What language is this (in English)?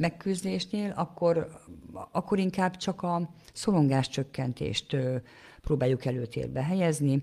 Hungarian